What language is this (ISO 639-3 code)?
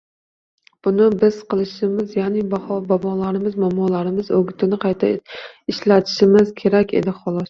uzb